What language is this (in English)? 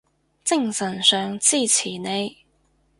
Cantonese